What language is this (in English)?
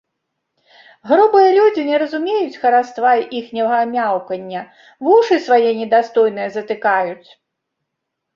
Belarusian